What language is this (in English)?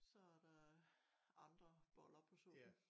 Danish